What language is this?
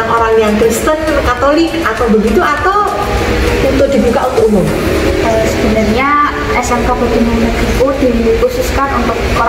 Indonesian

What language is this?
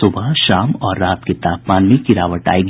Hindi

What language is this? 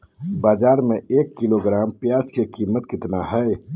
Magahi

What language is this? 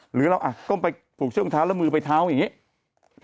Thai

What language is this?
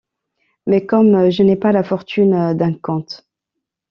French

